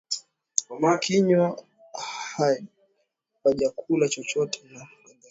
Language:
Swahili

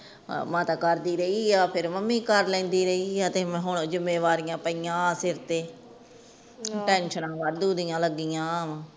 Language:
Punjabi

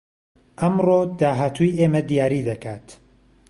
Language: Central Kurdish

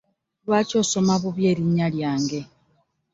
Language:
Ganda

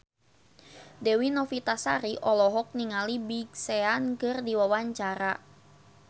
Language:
Sundanese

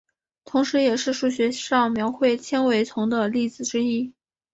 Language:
Chinese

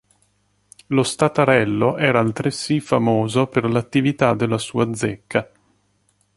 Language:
Italian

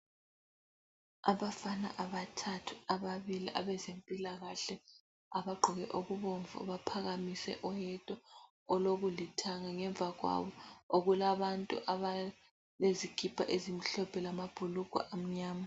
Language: North Ndebele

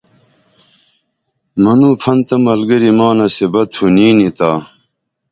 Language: Dameli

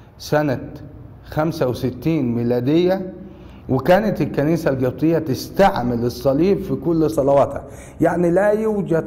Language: Arabic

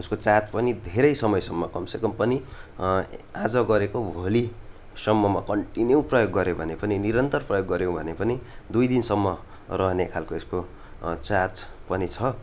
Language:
Nepali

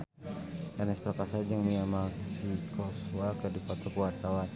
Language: Sundanese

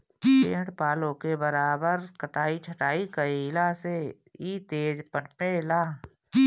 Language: Bhojpuri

